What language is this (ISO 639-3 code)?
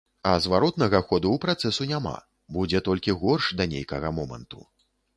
bel